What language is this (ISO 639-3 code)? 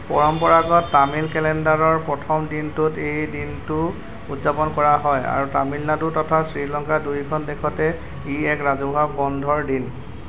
asm